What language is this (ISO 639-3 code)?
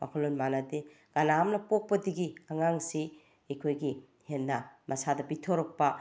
mni